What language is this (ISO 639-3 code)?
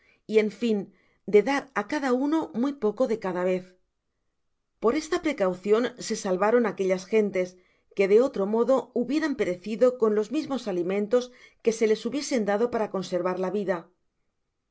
spa